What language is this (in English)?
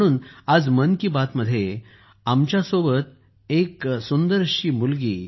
Marathi